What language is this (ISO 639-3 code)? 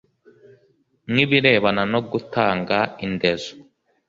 kin